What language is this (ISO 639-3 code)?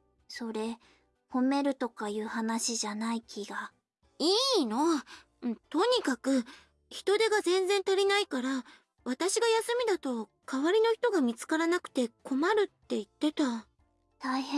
jpn